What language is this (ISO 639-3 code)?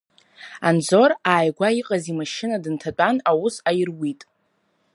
abk